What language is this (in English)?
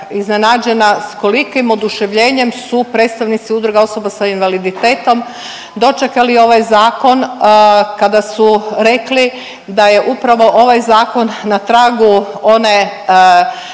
Croatian